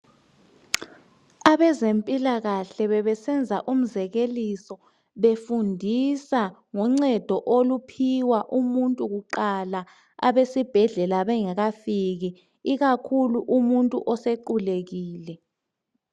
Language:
North Ndebele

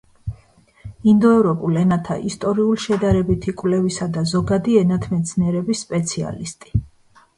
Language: Georgian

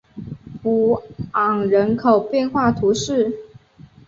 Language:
Chinese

